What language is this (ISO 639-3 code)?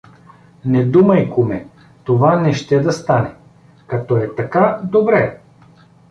bul